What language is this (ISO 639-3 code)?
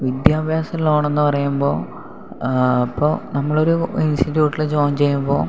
mal